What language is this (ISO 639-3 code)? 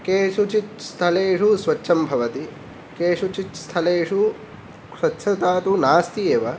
san